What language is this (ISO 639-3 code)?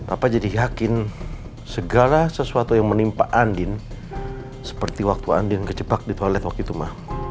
ind